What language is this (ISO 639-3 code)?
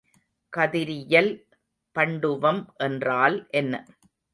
tam